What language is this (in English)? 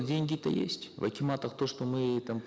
Kazakh